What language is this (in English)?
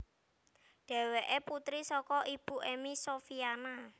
Javanese